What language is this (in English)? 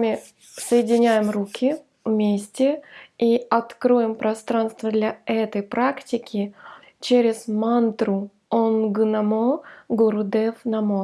Russian